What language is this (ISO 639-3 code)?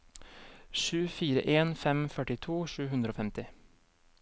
nor